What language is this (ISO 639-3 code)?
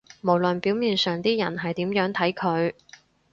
yue